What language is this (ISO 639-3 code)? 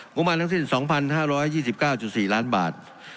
tha